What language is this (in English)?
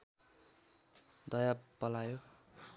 Nepali